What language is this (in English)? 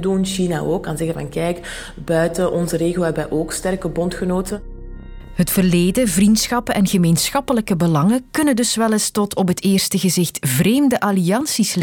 Dutch